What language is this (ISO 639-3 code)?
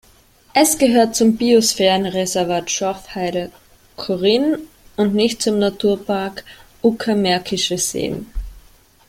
deu